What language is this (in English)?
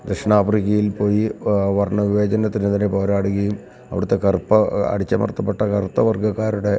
Malayalam